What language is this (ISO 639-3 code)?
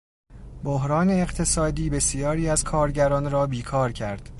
fas